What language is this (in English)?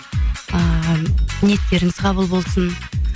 Kazakh